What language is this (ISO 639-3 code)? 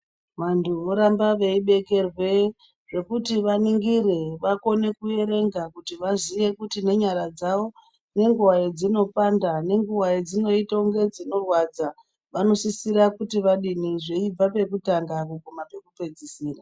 ndc